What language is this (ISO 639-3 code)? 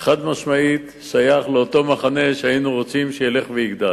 heb